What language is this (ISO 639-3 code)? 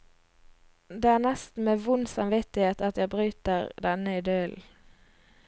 nor